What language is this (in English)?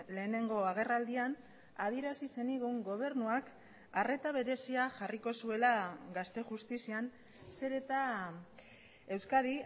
Basque